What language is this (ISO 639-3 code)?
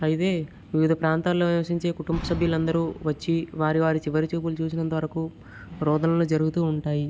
tel